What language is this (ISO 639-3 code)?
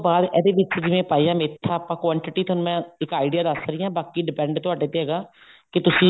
pan